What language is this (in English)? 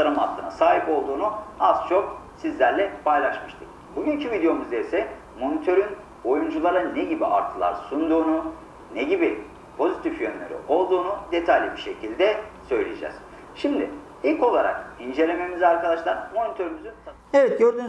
Turkish